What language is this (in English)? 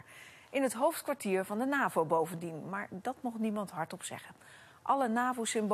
Dutch